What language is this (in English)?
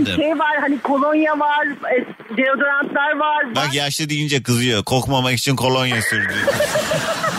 Turkish